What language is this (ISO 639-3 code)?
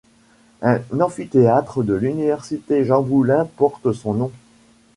fra